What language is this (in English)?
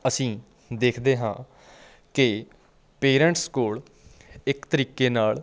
Punjabi